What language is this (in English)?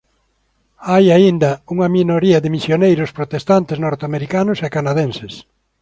Galician